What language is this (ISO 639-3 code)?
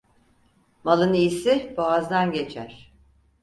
tur